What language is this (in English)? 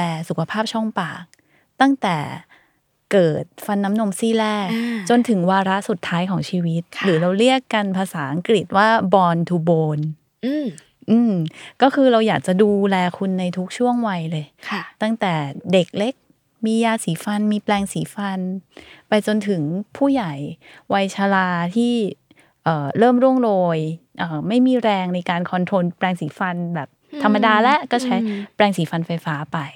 Thai